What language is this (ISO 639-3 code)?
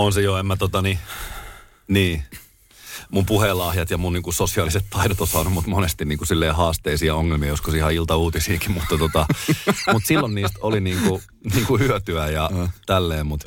fin